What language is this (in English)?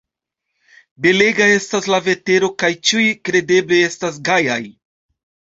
Esperanto